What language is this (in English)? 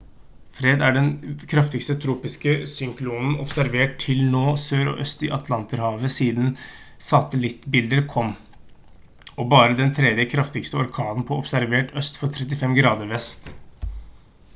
Norwegian Bokmål